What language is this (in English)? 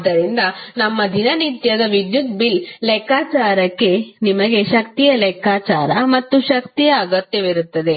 Kannada